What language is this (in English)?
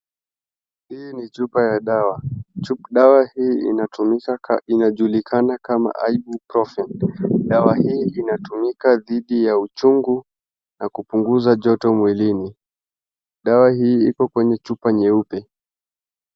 Swahili